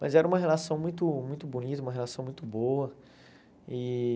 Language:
Portuguese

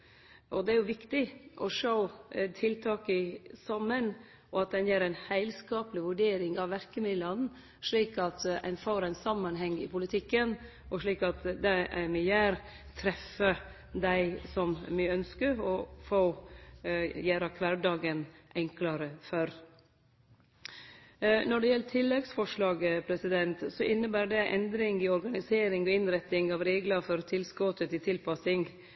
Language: Norwegian Nynorsk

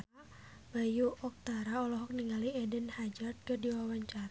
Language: Sundanese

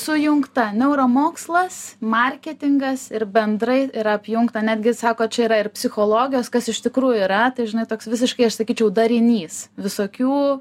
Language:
Lithuanian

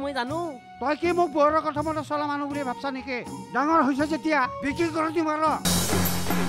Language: Korean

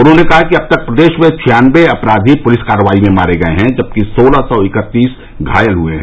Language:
Hindi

